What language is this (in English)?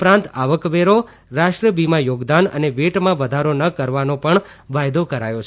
Gujarati